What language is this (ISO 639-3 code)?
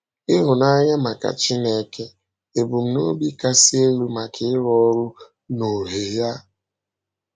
ibo